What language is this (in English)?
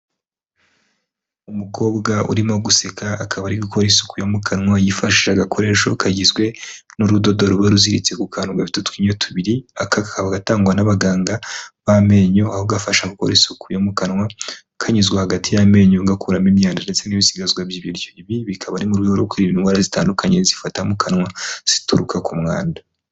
Kinyarwanda